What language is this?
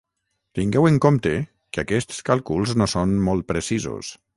Catalan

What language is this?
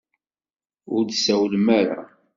Kabyle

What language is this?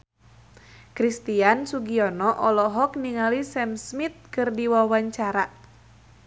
Sundanese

